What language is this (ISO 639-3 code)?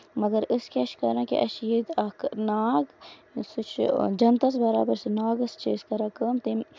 kas